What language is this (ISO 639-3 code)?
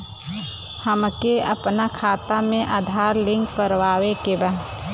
bho